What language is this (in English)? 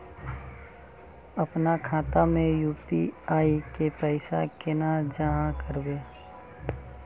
Magahi